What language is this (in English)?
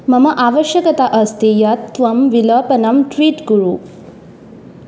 Sanskrit